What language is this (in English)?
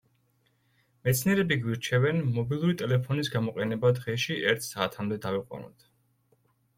Georgian